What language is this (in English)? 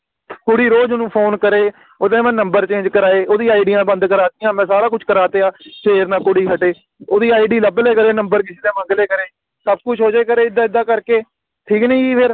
Punjabi